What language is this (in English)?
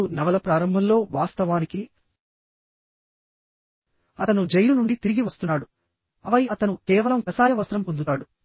Telugu